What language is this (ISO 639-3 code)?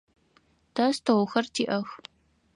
ady